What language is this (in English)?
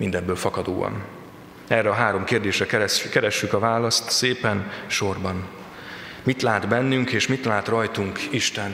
Hungarian